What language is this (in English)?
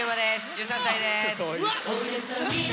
Japanese